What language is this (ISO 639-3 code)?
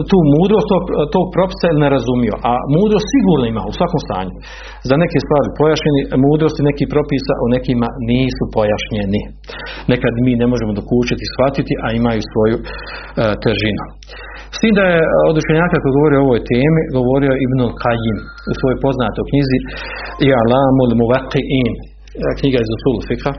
hrv